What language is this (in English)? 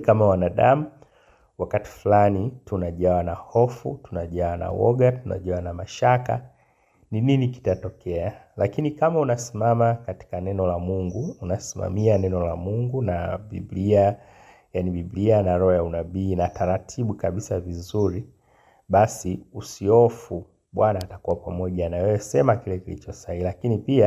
Swahili